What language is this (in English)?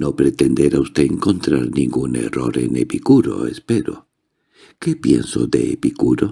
Spanish